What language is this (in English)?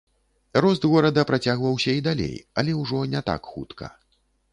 Belarusian